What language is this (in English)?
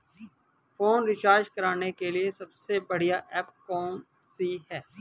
Hindi